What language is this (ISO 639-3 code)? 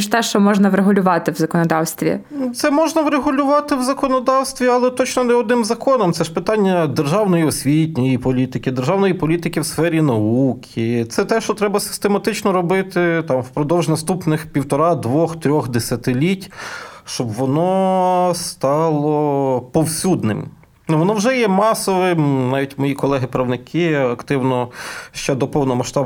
ukr